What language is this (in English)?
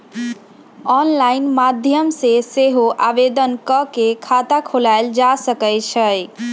Magahi